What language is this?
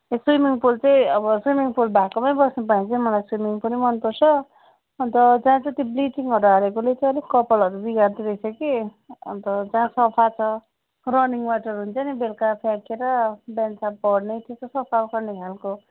Nepali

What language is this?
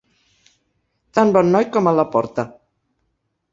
Catalan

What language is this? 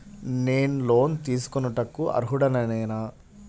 Telugu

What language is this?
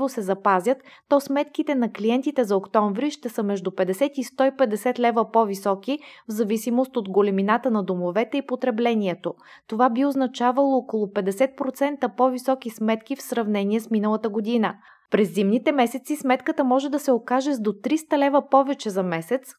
Bulgarian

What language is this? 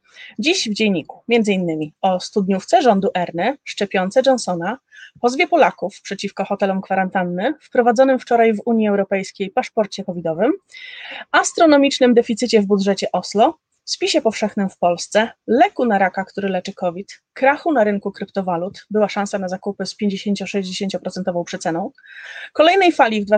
Polish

